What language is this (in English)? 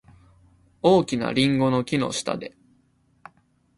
Japanese